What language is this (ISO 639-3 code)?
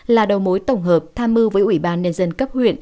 vie